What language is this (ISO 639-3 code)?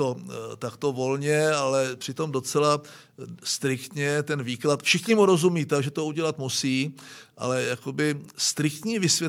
ces